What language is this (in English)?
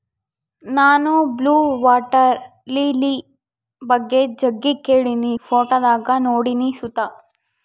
Kannada